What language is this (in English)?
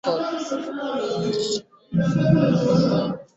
Igbo